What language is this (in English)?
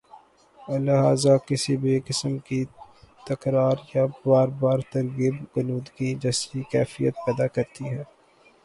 Urdu